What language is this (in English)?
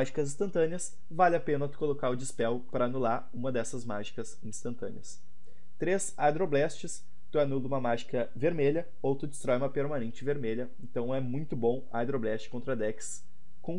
Portuguese